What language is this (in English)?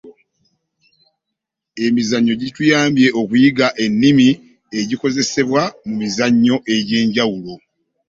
Ganda